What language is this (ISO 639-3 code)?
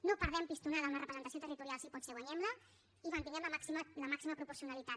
cat